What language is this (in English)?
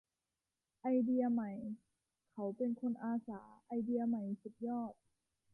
Thai